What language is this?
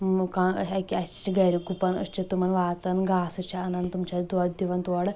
Kashmiri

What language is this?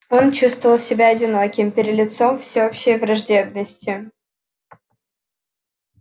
Russian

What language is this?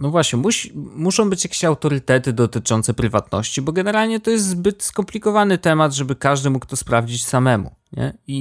Polish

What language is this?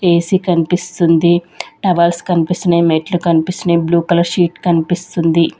Telugu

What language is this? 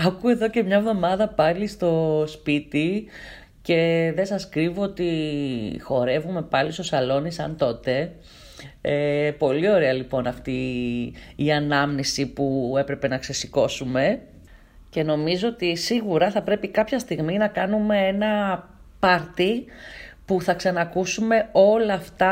Greek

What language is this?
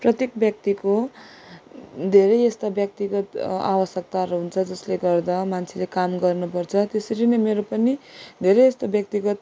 Nepali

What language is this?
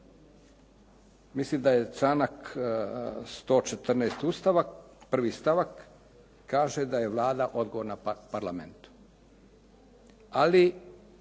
Croatian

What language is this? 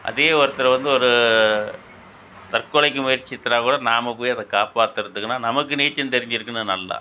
Tamil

